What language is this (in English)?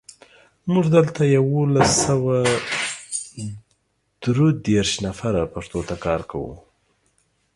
Pashto